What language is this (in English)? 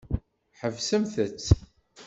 Kabyle